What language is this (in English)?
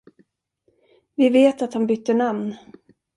Swedish